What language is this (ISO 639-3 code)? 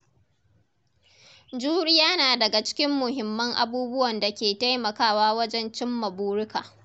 hau